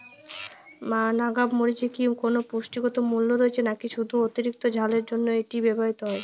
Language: Bangla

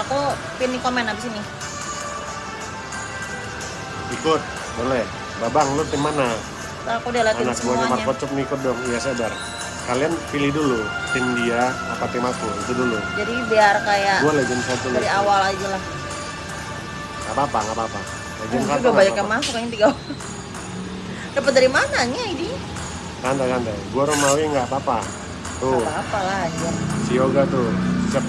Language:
Indonesian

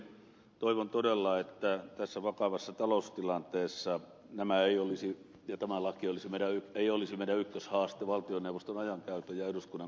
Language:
Finnish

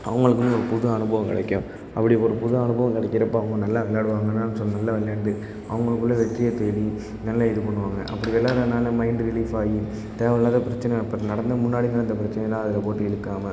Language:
Tamil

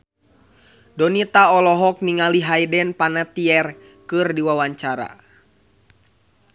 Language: Sundanese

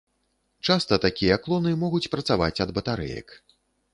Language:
Belarusian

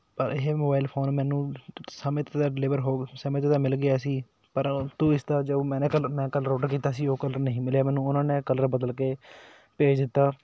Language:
Punjabi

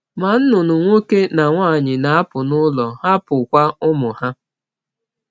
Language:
Igbo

